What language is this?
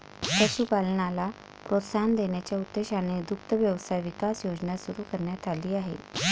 Marathi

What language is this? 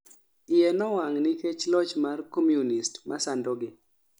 Luo (Kenya and Tanzania)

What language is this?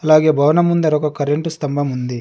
Telugu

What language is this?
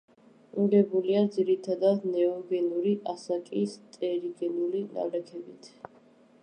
Georgian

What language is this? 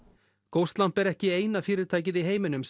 Icelandic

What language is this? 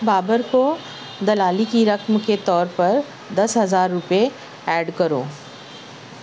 Urdu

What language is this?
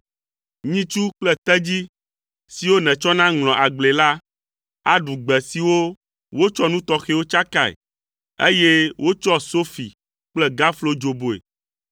Ewe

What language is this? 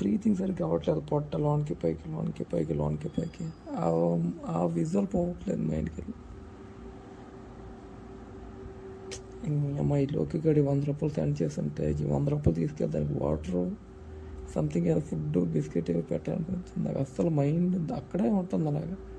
Telugu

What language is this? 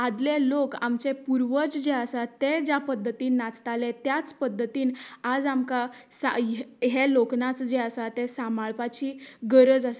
Konkani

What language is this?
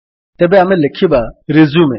Odia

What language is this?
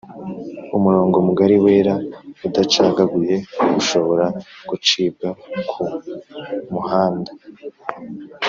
Kinyarwanda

